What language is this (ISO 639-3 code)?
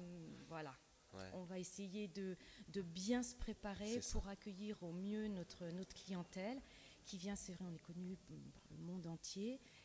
fra